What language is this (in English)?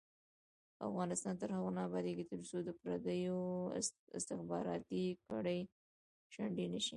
Pashto